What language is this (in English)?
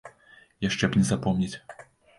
Belarusian